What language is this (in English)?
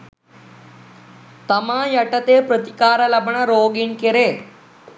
Sinhala